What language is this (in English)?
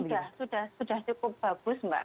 Indonesian